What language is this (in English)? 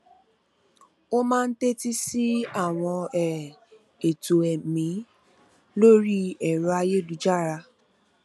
Yoruba